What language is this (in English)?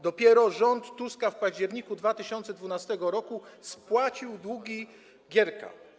Polish